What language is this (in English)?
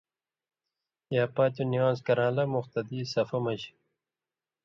Indus Kohistani